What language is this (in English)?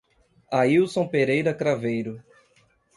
Portuguese